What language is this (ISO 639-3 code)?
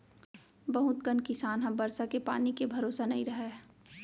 hne